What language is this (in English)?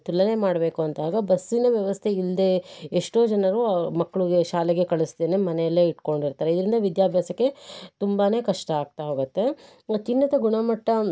Kannada